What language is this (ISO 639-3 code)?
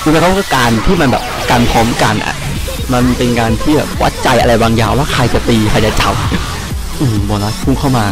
tha